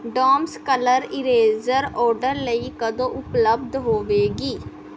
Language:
Punjabi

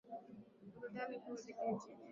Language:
Swahili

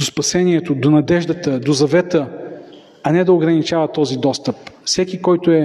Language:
Bulgarian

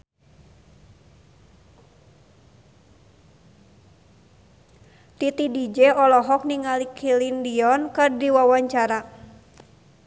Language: Sundanese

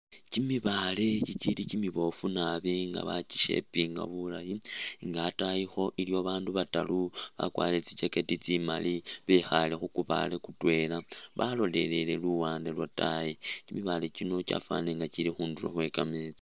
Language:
Masaaba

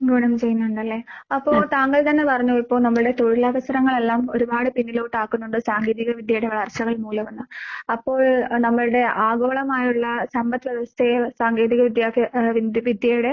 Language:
Malayalam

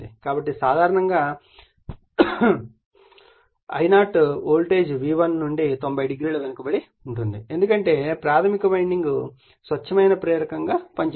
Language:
Telugu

